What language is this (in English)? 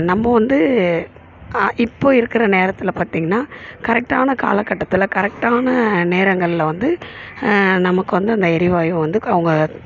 Tamil